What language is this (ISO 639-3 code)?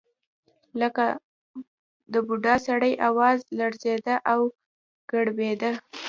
pus